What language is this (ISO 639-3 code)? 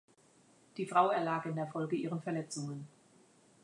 deu